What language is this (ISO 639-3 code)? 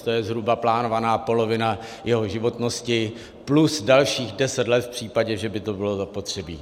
ces